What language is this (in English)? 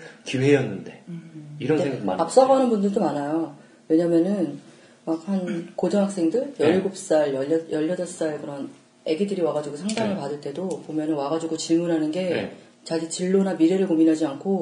Korean